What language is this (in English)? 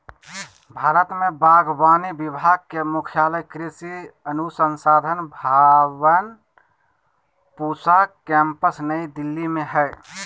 Magahi